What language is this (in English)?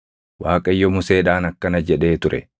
Oromo